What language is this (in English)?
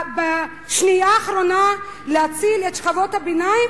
Hebrew